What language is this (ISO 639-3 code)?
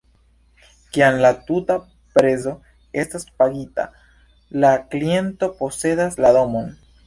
epo